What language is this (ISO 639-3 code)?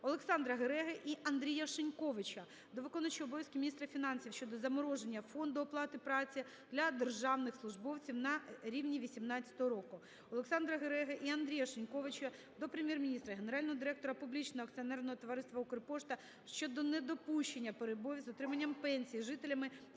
ukr